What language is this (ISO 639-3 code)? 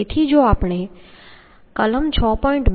guj